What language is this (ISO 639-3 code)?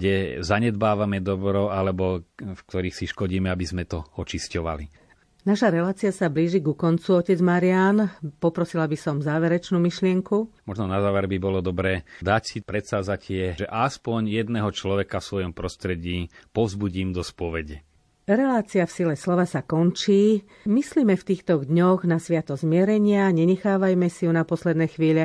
slk